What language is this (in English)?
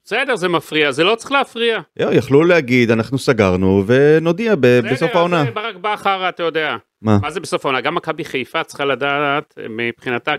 Hebrew